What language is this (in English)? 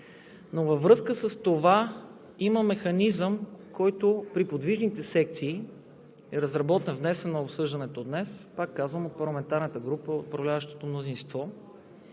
Bulgarian